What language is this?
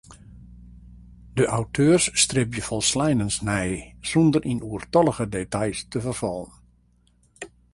Western Frisian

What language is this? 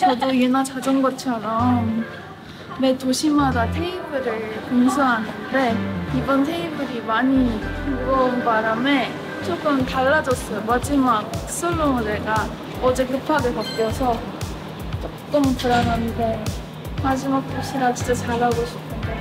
Korean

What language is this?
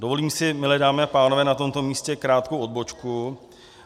Czech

